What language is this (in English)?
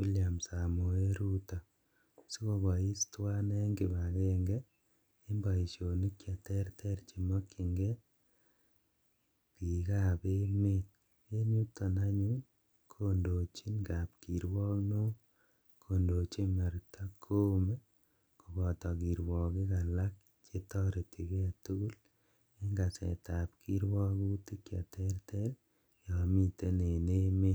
Kalenjin